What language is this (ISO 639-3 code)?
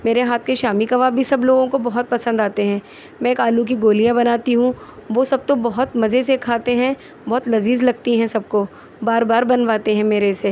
urd